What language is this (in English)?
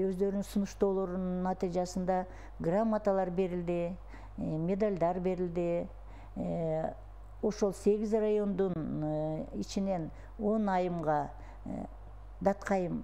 Turkish